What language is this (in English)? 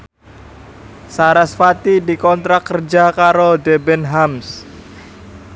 Javanese